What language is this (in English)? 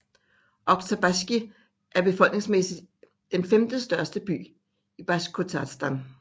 Danish